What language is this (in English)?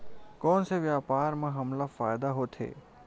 Chhattisgarhi